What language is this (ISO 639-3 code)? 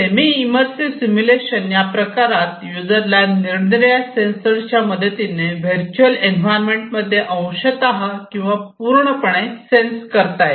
mar